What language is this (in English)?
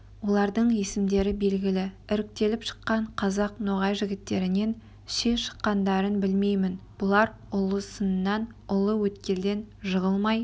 Kazakh